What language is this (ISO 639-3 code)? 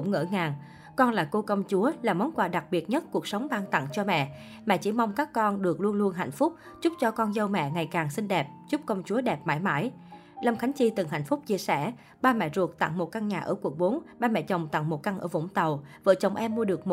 vie